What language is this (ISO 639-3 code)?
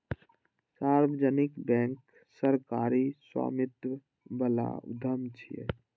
mai